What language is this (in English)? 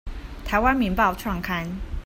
Chinese